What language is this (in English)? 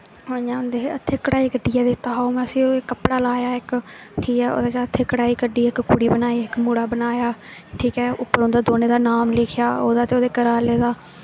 Dogri